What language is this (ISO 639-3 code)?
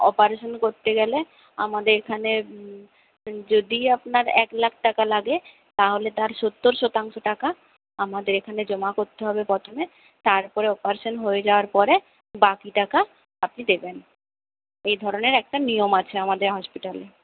ben